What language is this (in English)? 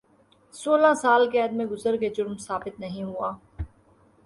Urdu